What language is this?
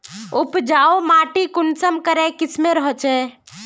Magahi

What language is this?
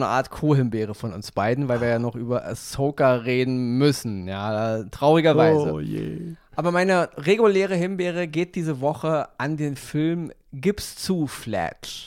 German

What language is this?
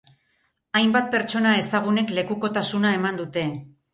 Basque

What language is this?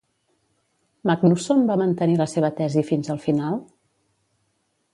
Catalan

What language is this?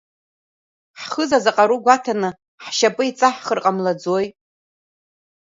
Abkhazian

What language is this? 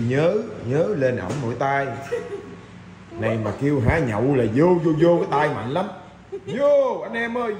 Vietnamese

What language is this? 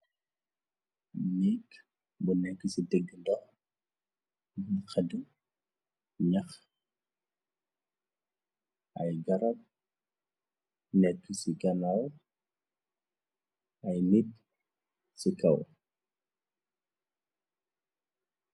Wolof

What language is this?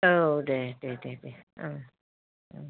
Bodo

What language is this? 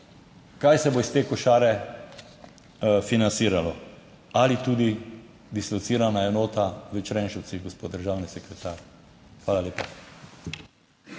Slovenian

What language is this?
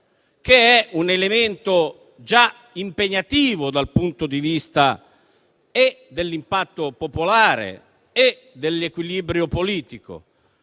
Italian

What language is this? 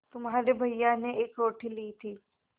Hindi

